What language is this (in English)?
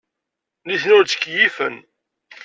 Kabyle